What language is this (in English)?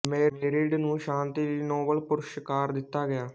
Punjabi